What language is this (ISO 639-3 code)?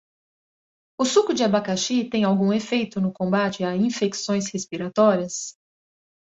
por